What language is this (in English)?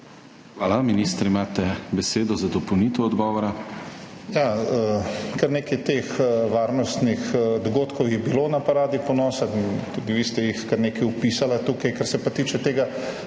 Slovenian